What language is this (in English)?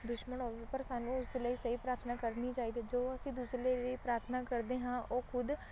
Punjabi